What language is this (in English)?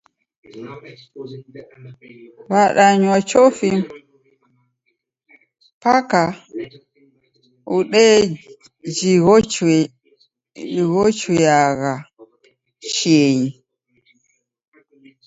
Taita